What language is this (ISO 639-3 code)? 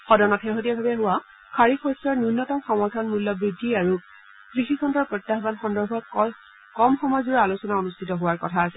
asm